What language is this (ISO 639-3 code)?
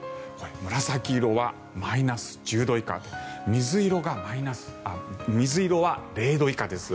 jpn